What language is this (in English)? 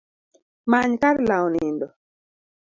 Luo (Kenya and Tanzania)